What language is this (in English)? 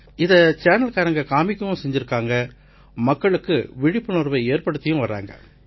Tamil